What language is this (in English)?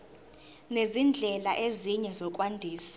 Zulu